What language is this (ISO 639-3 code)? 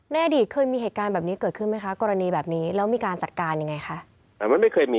tha